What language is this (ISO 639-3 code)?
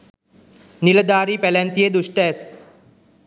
sin